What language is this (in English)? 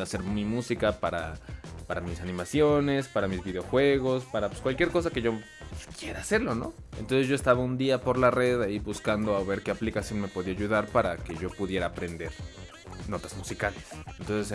Spanish